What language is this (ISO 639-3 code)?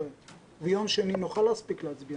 heb